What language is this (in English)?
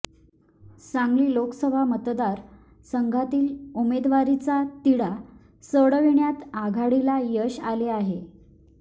Marathi